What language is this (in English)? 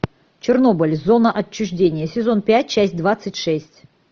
Russian